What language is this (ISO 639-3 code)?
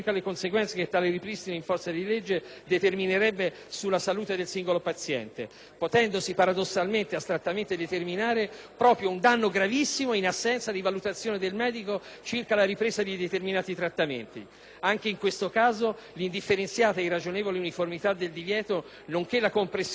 ita